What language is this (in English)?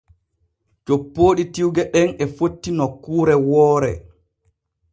Borgu Fulfulde